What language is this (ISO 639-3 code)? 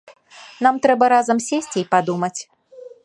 bel